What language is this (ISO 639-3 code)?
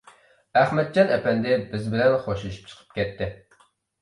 uig